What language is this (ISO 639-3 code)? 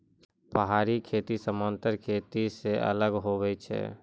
mai